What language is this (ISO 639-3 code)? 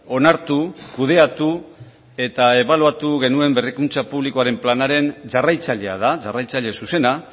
eus